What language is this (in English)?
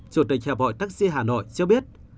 Vietnamese